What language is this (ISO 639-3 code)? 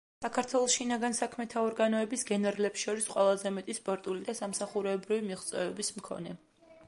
kat